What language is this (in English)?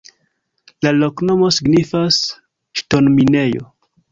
Esperanto